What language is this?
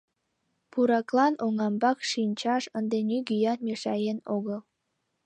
Mari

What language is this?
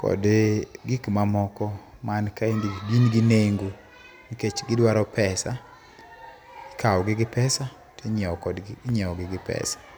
Luo (Kenya and Tanzania)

